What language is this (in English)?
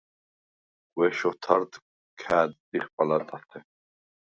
Svan